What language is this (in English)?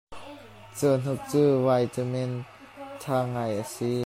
Hakha Chin